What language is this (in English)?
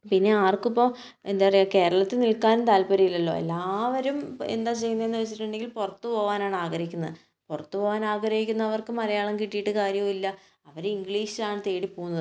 Malayalam